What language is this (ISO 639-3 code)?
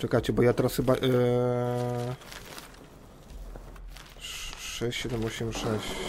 pol